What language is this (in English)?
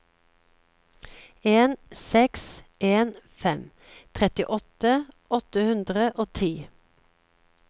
Norwegian